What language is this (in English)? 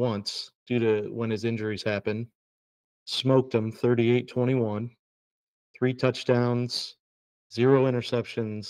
English